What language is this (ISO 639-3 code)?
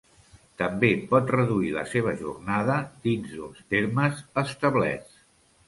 cat